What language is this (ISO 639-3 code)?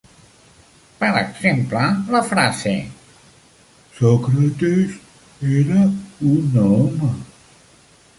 cat